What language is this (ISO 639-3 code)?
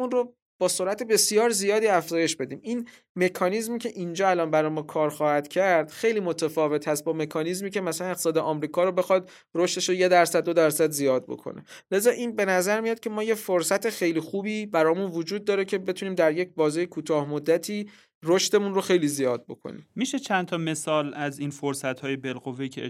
fas